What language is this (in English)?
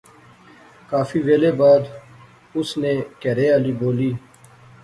Pahari-Potwari